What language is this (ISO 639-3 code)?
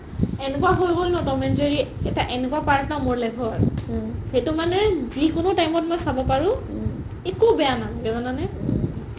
asm